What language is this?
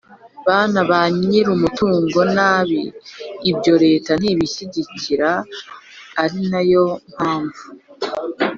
Kinyarwanda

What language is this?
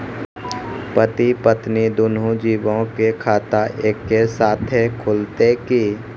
Maithili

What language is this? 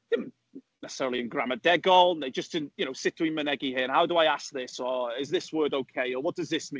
Welsh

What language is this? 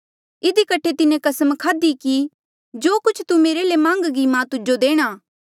Mandeali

